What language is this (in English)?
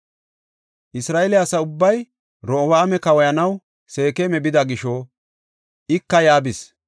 Gofa